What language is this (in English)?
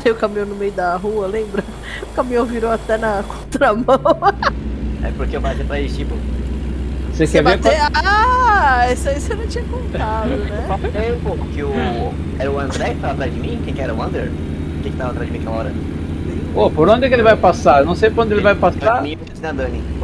Portuguese